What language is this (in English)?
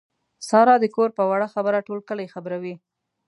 Pashto